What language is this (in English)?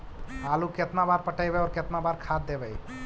Magahi